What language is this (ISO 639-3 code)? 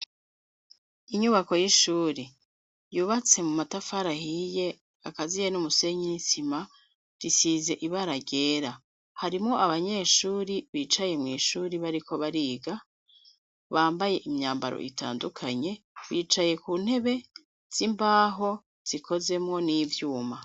run